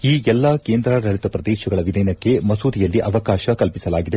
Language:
Kannada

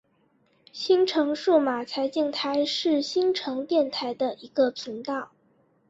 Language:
Chinese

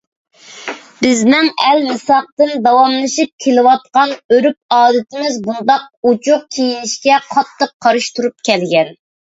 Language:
Uyghur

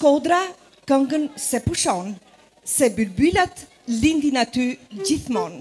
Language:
Romanian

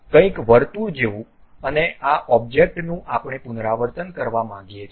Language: Gujarati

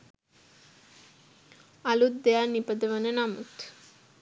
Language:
Sinhala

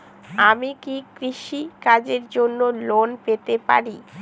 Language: Bangla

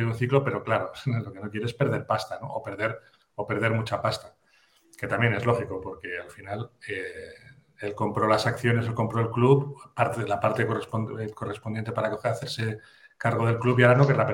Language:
Spanish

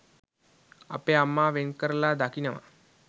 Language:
Sinhala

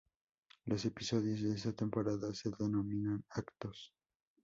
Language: Spanish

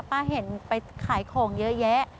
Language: Thai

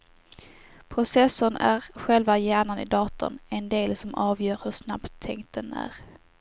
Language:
Swedish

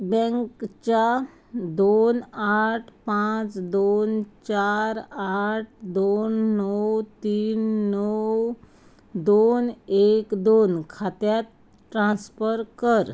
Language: Konkani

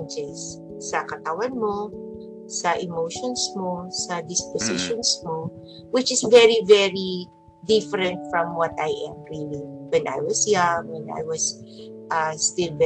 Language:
Filipino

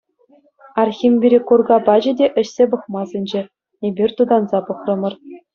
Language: Chuvash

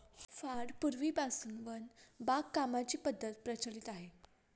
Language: Marathi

